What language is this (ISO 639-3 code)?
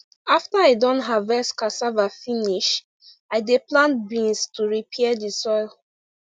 pcm